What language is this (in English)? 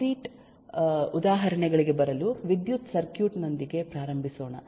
Kannada